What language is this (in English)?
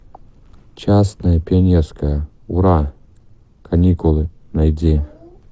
Russian